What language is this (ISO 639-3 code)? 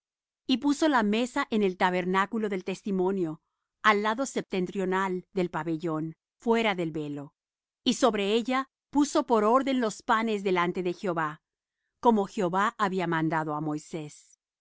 spa